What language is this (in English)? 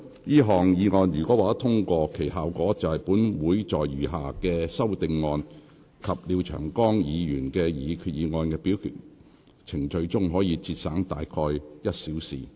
Cantonese